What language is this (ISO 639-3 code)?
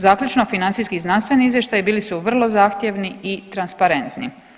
hrv